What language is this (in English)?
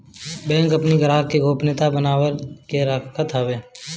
Bhojpuri